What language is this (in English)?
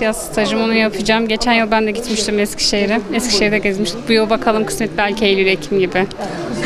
Turkish